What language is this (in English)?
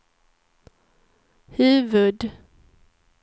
Swedish